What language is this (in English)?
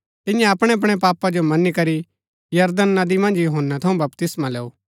Gaddi